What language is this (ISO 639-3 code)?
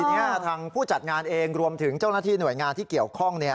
tha